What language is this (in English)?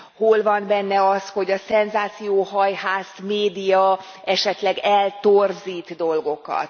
Hungarian